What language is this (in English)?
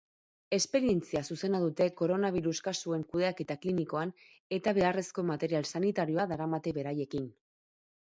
Basque